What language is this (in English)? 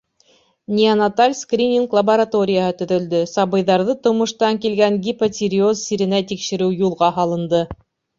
Bashkir